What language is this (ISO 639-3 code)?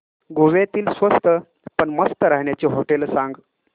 mar